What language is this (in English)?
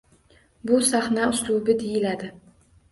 Uzbek